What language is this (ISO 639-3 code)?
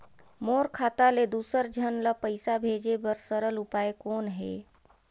hne